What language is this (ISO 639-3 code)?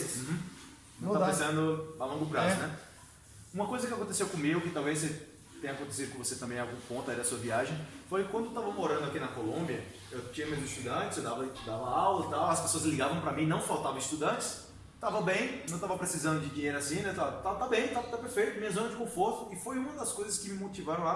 por